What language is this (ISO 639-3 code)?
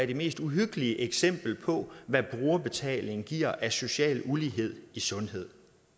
dan